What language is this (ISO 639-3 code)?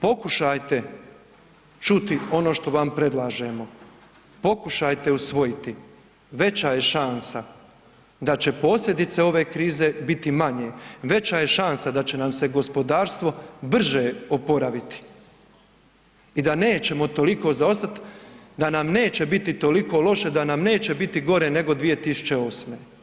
hrv